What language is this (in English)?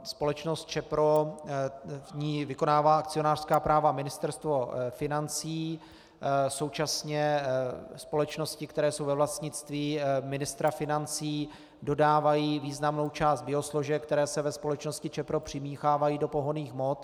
Czech